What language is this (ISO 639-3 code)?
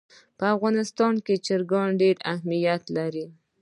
pus